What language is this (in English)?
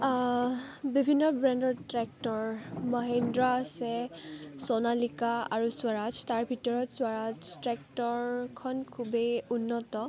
Assamese